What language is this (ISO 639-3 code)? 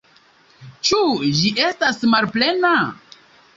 epo